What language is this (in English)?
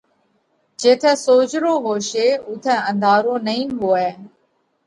Parkari Koli